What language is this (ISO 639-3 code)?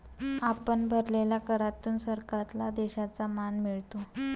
mar